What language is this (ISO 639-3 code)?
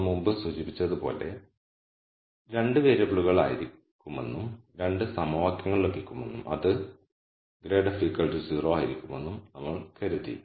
mal